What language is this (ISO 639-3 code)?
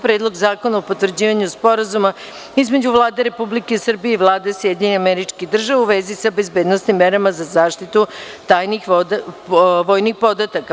srp